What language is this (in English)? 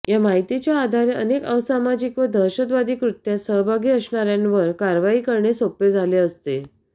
Marathi